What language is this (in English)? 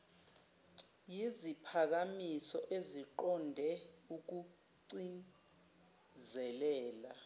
Zulu